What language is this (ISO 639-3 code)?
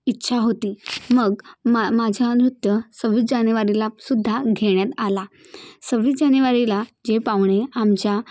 mar